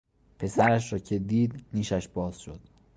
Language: Persian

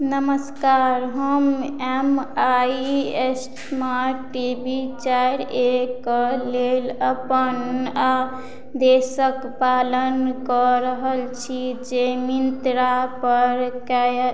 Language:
Maithili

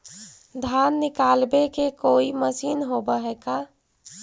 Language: Magahi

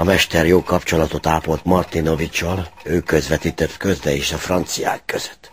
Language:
Hungarian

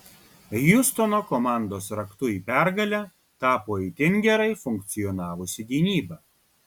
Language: Lithuanian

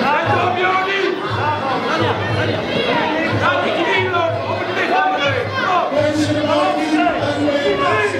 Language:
Dutch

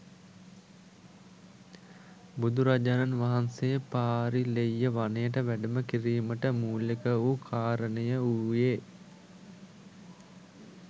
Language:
Sinhala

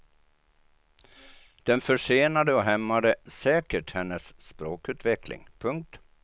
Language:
Swedish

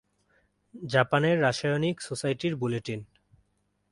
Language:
Bangla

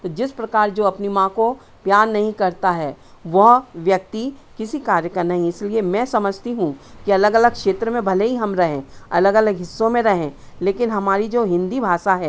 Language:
Hindi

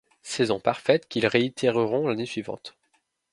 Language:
French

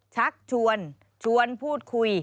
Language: Thai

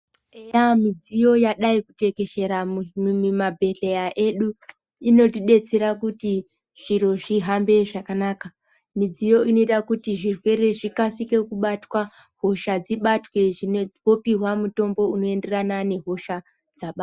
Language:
Ndau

